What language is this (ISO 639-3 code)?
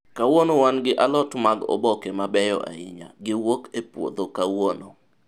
luo